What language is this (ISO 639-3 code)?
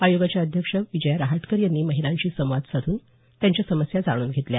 mar